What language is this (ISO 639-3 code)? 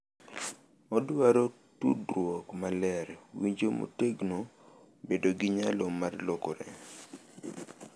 luo